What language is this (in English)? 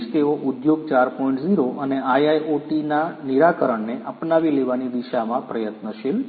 Gujarati